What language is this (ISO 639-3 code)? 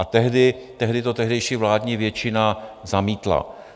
ces